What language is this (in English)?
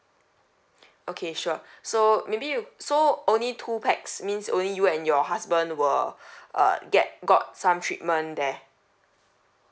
English